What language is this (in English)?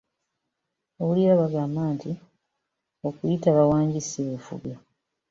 Ganda